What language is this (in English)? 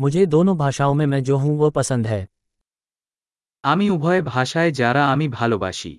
Hindi